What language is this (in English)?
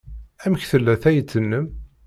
Kabyle